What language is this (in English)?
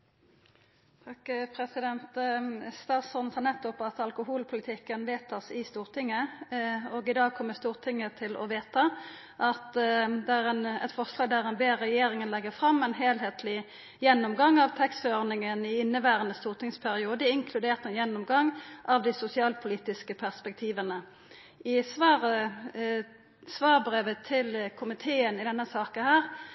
Norwegian Nynorsk